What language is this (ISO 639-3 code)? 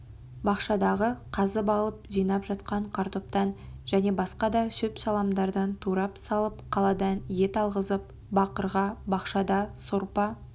kaz